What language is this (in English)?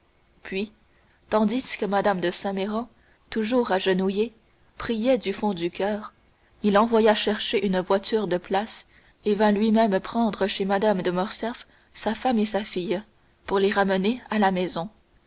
French